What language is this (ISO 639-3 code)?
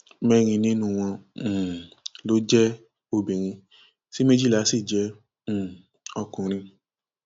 yor